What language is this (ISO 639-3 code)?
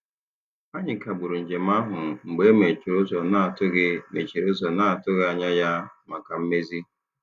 ibo